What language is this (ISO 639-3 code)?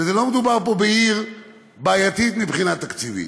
heb